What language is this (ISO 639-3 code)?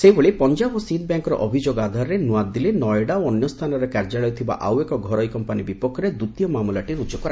ori